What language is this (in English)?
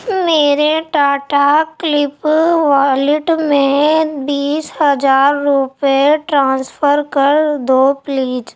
Urdu